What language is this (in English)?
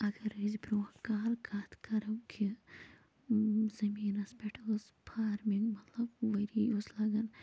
Kashmiri